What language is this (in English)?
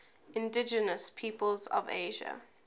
English